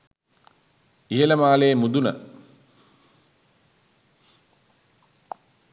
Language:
Sinhala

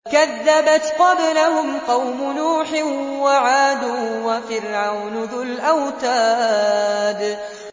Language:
Arabic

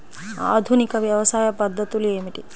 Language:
Telugu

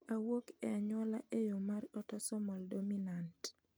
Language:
Luo (Kenya and Tanzania)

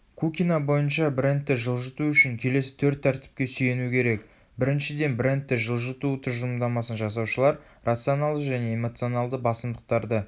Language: Kazakh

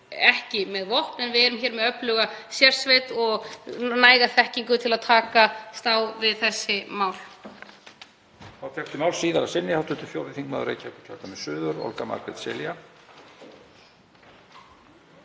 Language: Icelandic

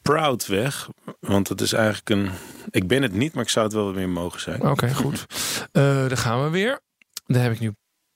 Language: Dutch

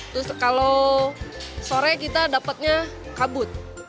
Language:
Indonesian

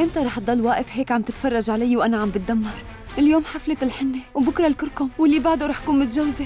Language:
Arabic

